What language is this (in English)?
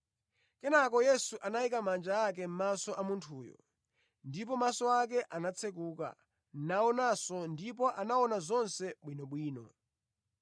Nyanja